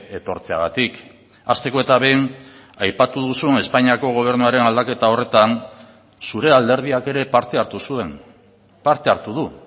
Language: Basque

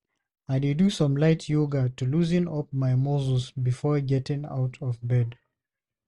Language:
Nigerian Pidgin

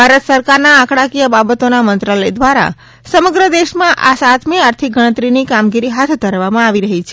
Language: Gujarati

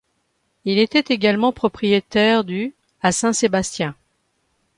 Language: French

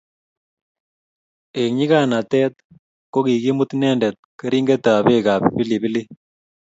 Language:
Kalenjin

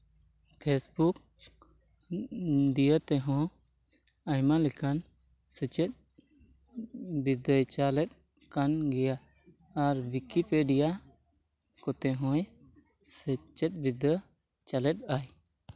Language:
Santali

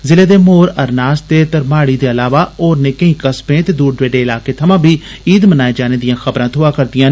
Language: Dogri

